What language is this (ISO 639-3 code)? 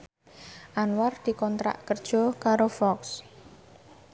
jav